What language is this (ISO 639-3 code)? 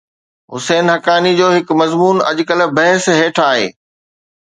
snd